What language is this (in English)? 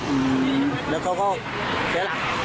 Thai